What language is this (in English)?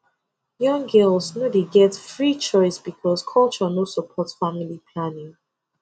Nigerian Pidgin